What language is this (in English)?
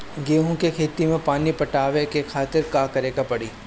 Bhojpuri